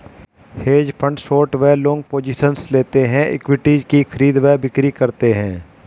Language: Hindi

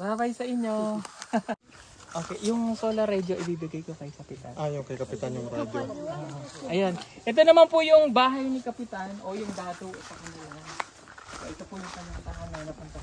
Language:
Filipino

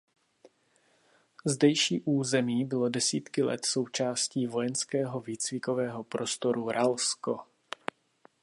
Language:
Czech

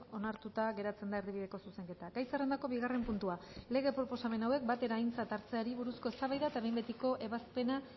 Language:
Basque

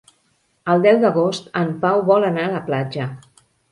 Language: Catalan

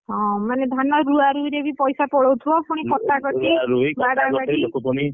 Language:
Odia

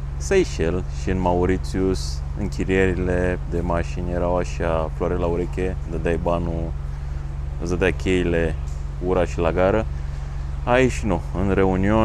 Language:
Romanian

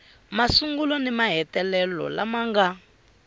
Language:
Tsonga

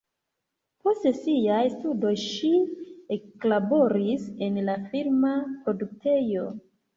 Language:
Esperanto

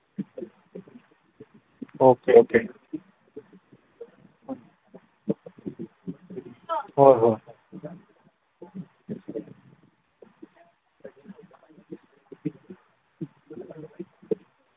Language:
Manipuri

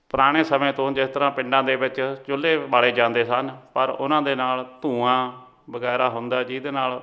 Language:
Punjabi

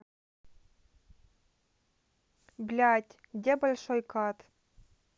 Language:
Russian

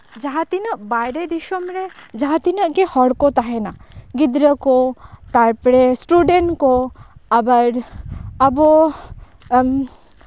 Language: Santali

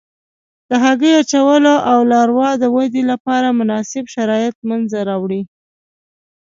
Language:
Pashto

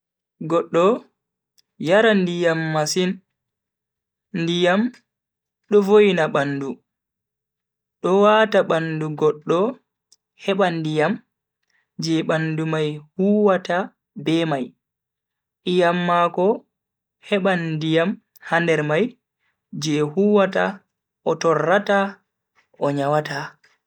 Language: Bagirmi Fulfulde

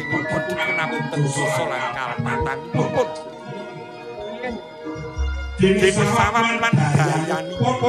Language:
Indonesian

